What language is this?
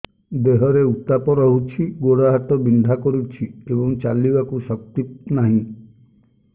Odia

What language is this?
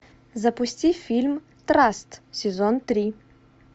Russian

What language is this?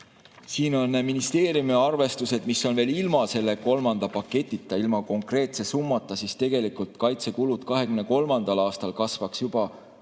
Estonian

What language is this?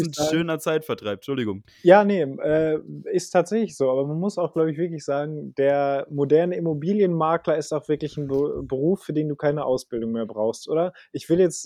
German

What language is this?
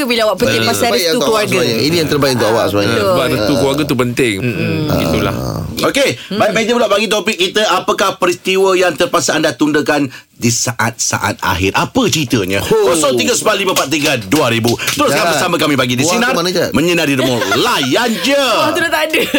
Malay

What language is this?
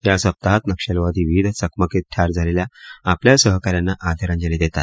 Marathi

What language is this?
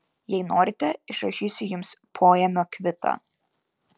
Lithuanian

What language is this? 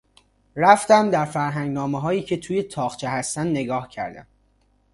Persian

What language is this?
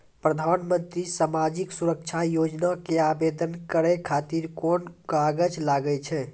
Maithili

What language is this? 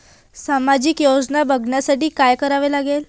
Marathi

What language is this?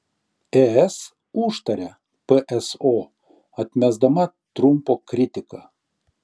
Lithuanian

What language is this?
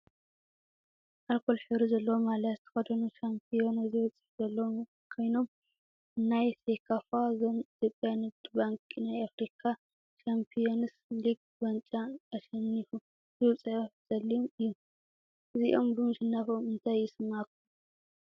Tigrinya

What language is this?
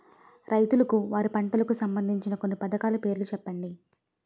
Telugu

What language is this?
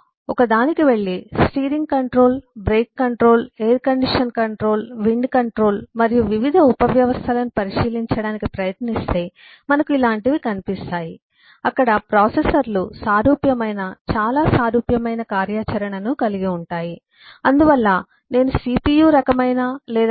Telugu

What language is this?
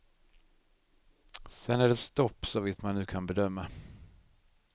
Swedish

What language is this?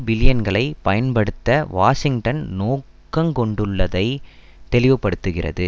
Tamil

